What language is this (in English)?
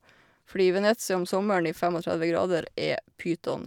Norwegian